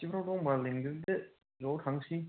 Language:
Bodo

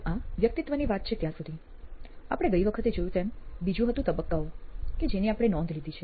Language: Gujarati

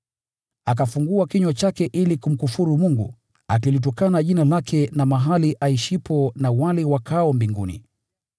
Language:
Swahili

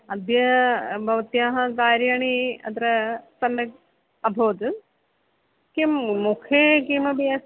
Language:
Sanskrit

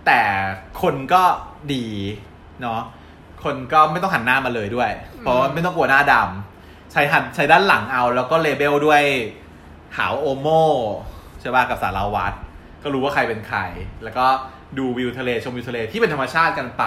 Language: Thai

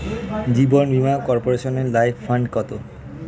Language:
Bangla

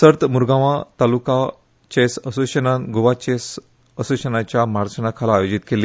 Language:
Konkani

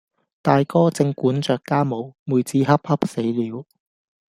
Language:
Cantonese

